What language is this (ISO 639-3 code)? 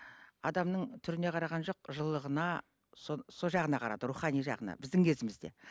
kaz